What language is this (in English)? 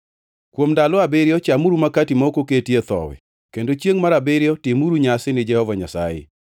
Luo (Kenya and Tanzania)